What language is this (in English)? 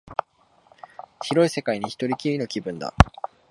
Japanese